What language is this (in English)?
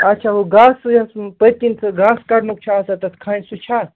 Kashmiri